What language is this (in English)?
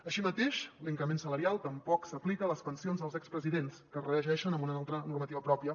Catalan